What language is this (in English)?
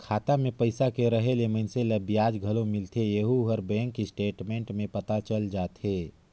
Chhattisgarhi